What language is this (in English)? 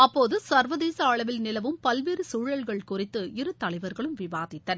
Tamil